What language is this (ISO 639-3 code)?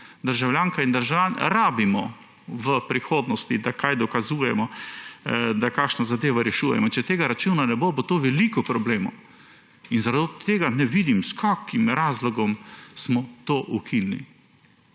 slv